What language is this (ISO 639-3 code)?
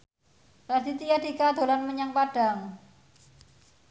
jav